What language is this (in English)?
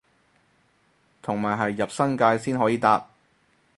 Cantonese